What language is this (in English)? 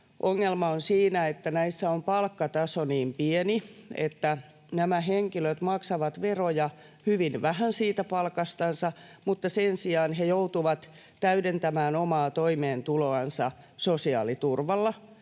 Finnish